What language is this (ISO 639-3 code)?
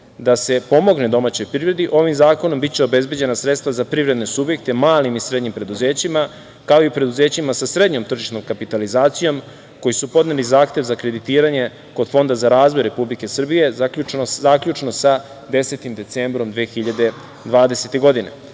srp